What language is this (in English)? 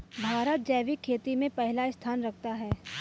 Hindi